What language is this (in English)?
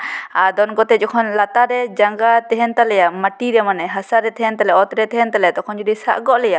Santali